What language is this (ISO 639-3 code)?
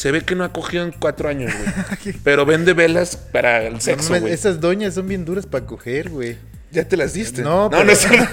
spa